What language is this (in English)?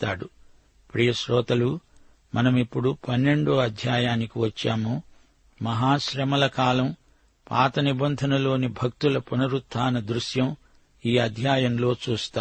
Telugu